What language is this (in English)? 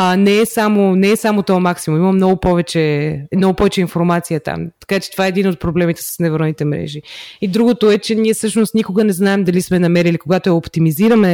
Bulgarian